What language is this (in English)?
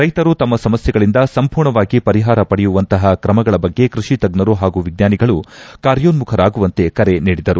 Kannada